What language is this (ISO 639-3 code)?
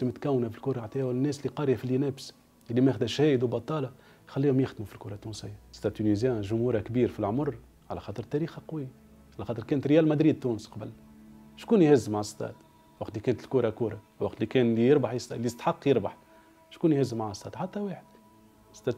ara